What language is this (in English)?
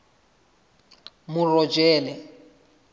Southern Sotho